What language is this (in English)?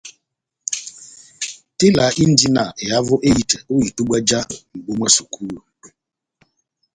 Batanga